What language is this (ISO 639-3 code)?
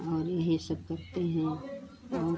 hin